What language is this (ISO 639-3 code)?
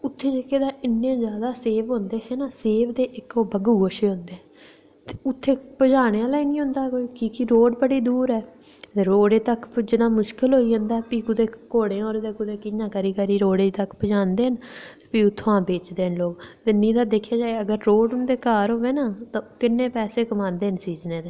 doi